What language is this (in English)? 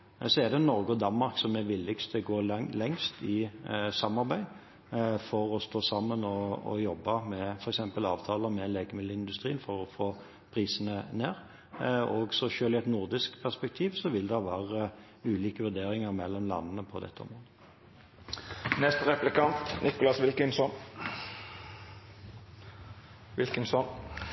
Norwegian Bokmål